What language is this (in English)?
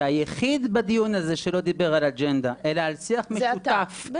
Hebrew